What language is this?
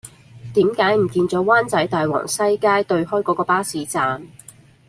Cantonese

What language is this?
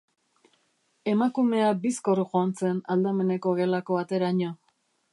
Basque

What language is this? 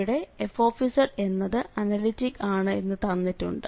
Malayalam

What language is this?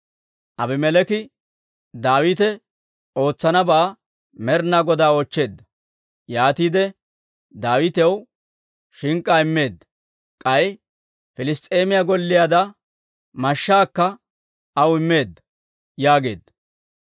Dawro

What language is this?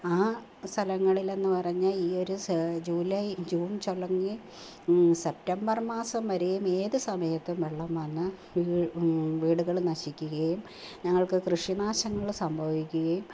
Malayalam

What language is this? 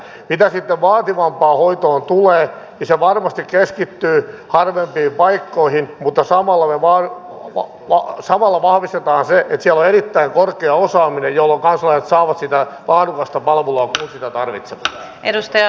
Finnish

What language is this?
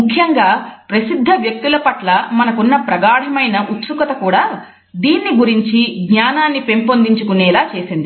Telugu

